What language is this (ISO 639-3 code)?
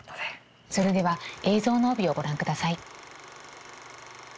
jpn